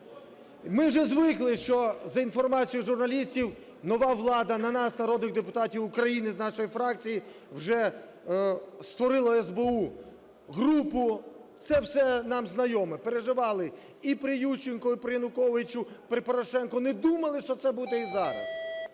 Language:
Ukrainian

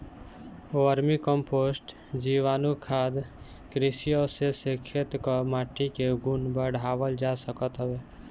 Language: Bhojpuri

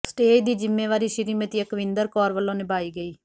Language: Punjabi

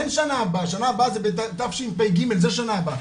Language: Hebrew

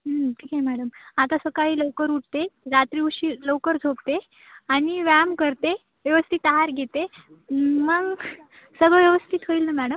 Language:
Marathi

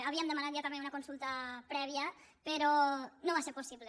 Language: Catalan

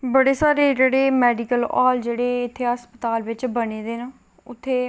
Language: Dogri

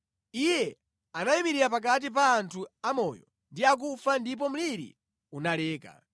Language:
Nyanja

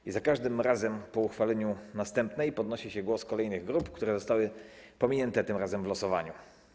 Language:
Polish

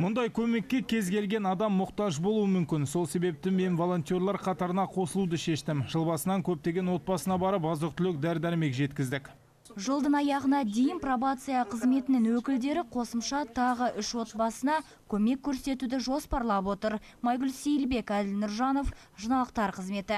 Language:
Russian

